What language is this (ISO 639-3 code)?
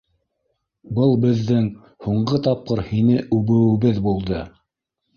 bak